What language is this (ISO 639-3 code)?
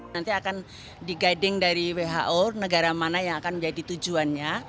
ind